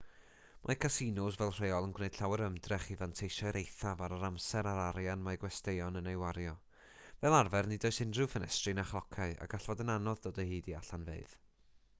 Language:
Welsh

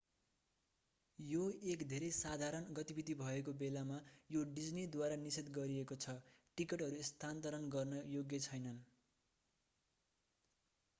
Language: Nepali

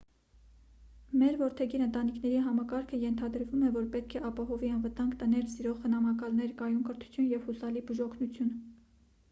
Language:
Armenian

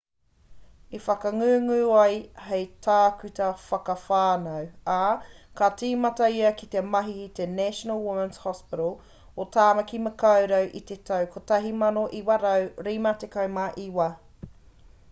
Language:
Māori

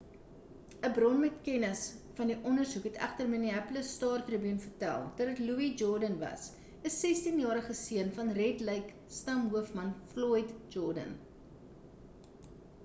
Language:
Afrikaans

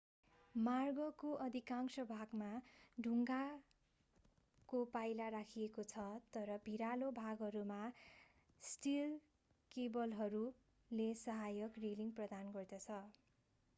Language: Nepali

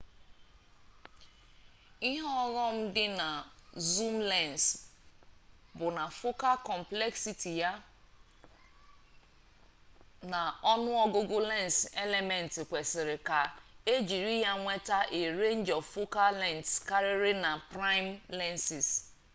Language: Igbo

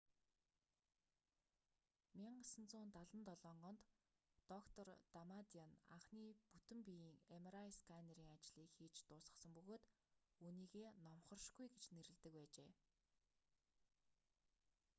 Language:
Mongolian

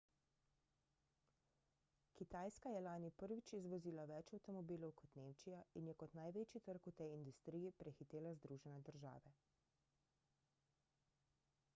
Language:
Slovenian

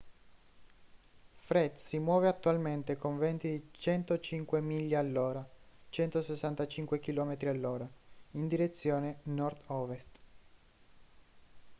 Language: Italian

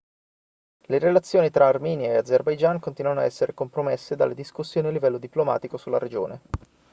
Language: Italian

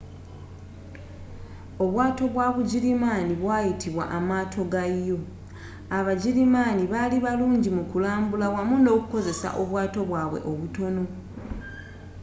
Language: Ganda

